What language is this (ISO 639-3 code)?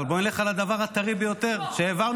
heb